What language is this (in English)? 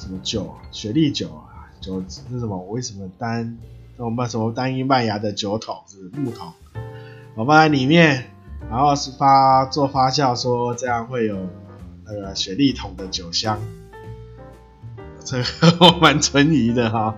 Chinese